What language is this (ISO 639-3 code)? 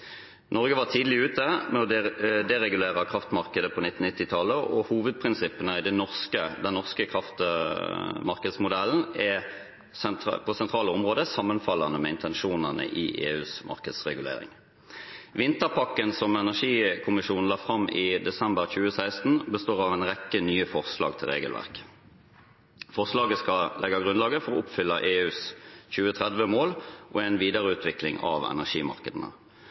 nob